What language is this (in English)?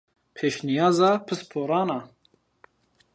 Zaza